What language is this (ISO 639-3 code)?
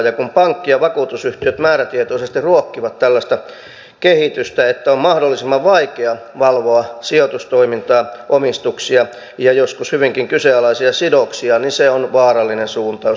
fin